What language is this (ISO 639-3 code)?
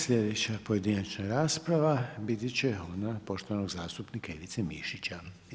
hrv